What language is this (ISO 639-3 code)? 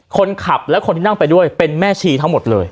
tha